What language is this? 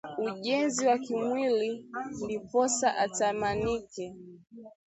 Swahili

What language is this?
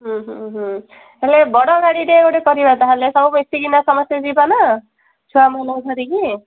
Odia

